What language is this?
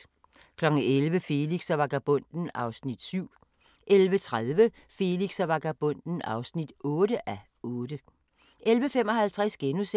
Danish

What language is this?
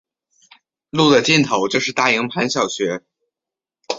Chinese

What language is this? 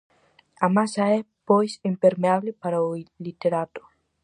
Galician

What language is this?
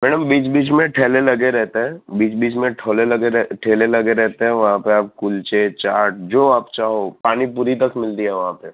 Gujarati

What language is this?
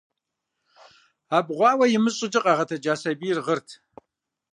Kabardian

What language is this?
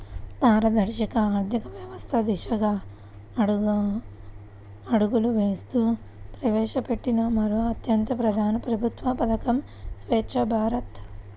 Telugu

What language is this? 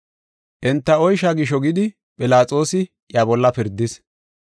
Gofa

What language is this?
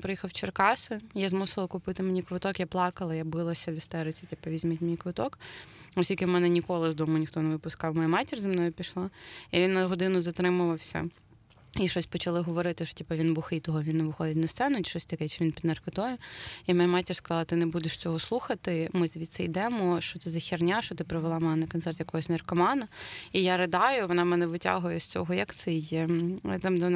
Ukrainian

